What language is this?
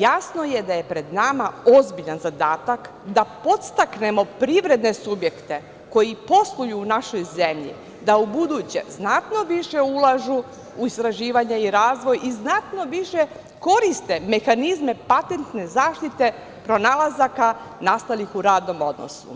Serbian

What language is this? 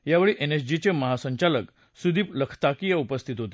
Marathi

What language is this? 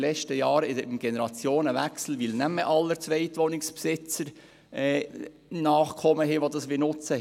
Swiss German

